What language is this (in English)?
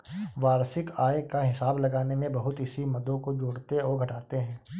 Hindi